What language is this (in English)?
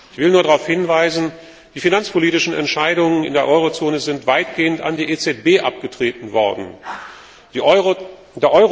German